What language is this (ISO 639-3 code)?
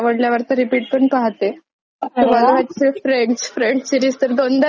mar